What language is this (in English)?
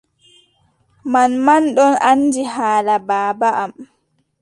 Adamawa Fulfulde